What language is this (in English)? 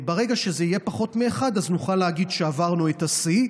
Hebrew